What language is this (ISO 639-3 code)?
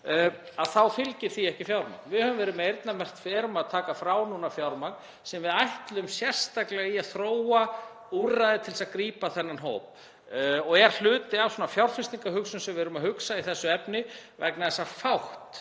isl